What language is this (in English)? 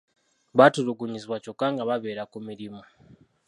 Ganda